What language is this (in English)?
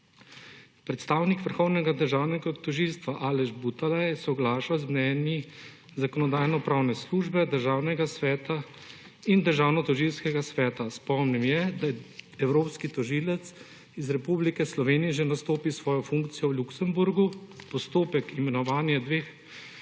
Slovenian